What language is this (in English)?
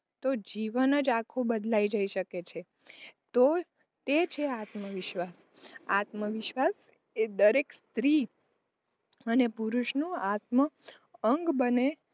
Gujarati